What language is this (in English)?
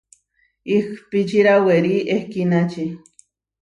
Huarijio